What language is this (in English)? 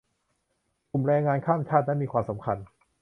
Thai